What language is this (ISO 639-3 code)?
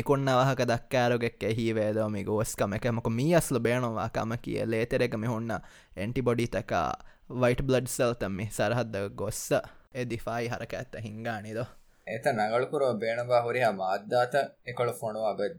tam